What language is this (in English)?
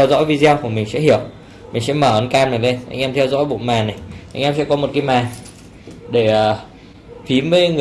Vietnamese